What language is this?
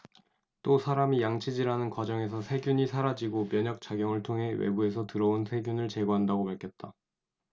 Korean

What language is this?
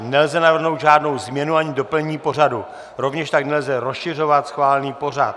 Czech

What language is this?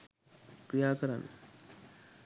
Sinhala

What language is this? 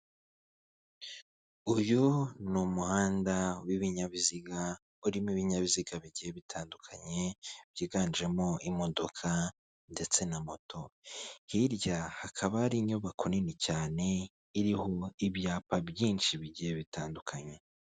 Kinyarwanda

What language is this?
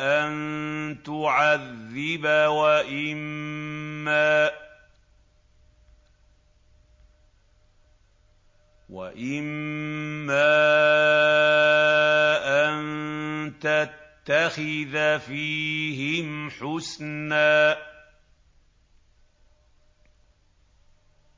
Arabic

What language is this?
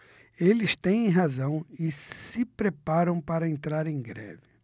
Portuguese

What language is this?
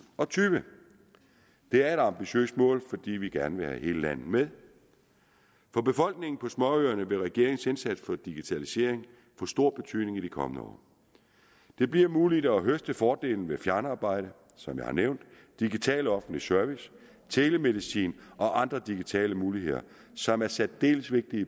Danish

